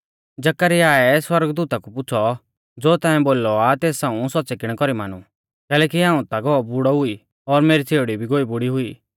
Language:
Mahasu Pahari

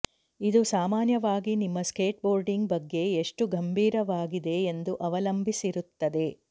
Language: Kannada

